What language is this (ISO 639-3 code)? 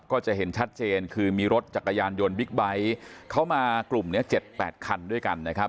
tha